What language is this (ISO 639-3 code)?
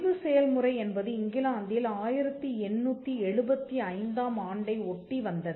tam